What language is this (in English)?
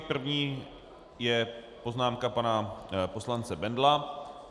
Czech